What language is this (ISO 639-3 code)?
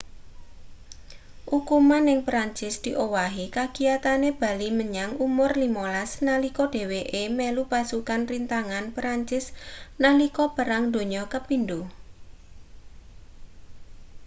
jav